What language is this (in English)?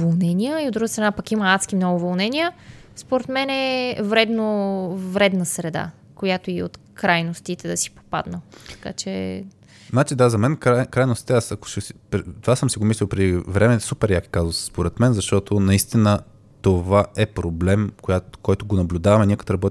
Bulgarian